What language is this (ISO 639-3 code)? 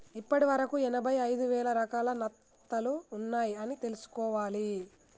tel